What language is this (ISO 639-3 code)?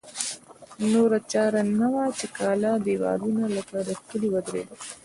pus